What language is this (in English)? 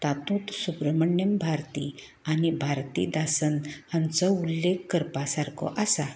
Konkani